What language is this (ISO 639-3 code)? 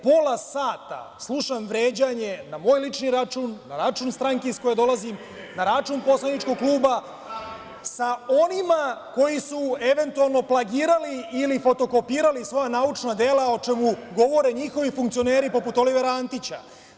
srp